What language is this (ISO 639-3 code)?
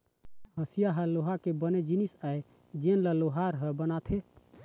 hne